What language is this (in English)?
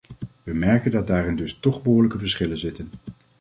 Dutch